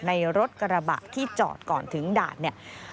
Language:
Thai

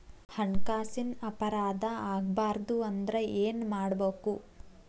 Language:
Kannada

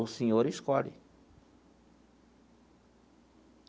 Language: Portuguese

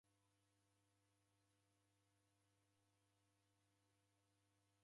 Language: Taita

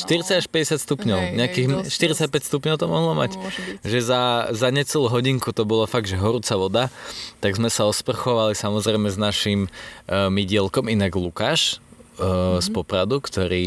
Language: Slovak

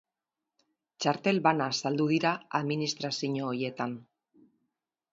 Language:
Basque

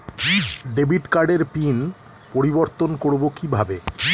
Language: Bangla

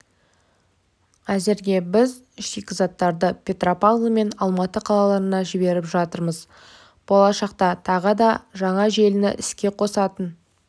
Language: Kazakh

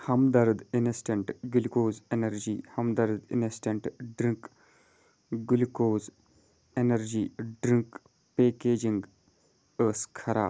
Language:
Kashmiri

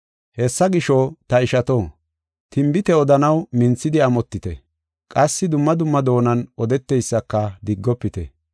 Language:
Gofa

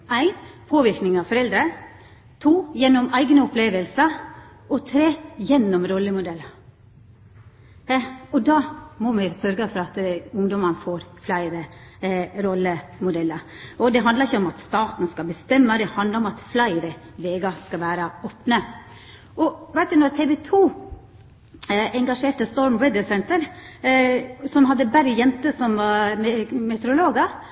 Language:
Norwegian Nynorsk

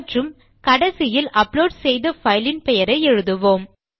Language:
Tamil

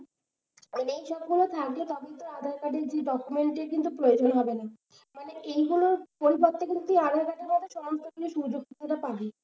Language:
Bangla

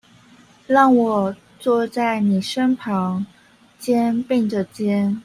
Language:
Chinese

